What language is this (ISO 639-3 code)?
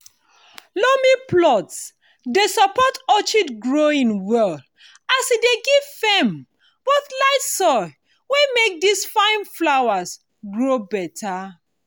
pcm